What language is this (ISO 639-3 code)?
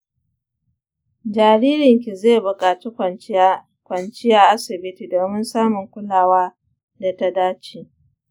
hau